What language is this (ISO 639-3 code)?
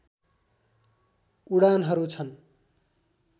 nep